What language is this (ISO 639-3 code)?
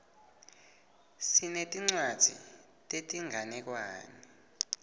ssw